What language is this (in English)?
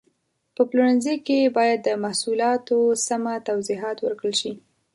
Pashto